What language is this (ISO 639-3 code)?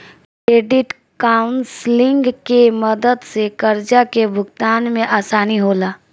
bho